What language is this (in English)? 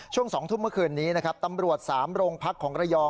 Thai